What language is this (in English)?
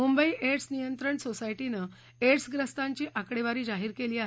Marathi